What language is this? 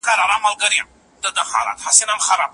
Pashto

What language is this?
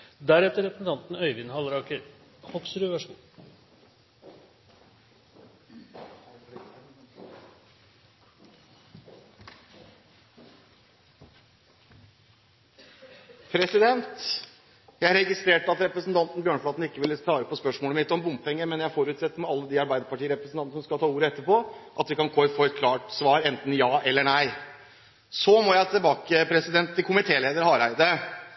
Norwegian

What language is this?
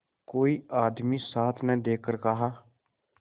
Hindi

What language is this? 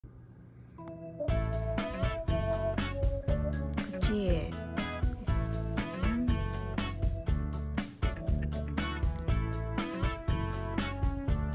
Korean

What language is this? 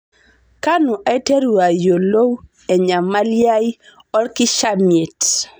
Masai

